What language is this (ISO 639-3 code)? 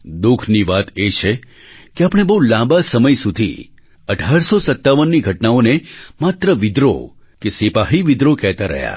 guj